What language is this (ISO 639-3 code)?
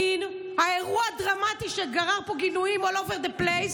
heb